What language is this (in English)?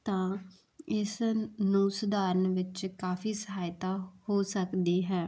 Punjabi